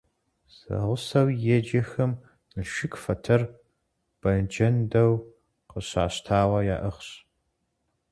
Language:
Kabardian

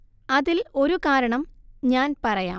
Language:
Malayalam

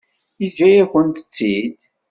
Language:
Kabyle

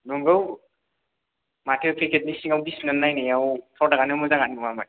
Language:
Bodo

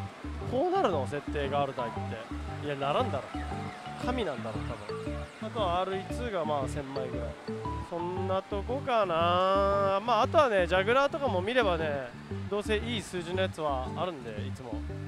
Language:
Japanese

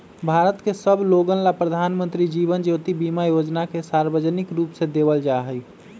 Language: Magahi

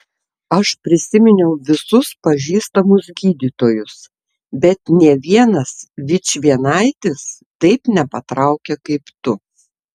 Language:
Lithuanian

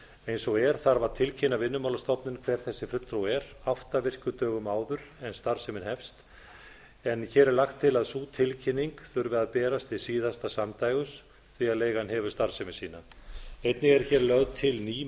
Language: Icelandic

